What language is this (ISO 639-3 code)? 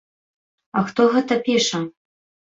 bel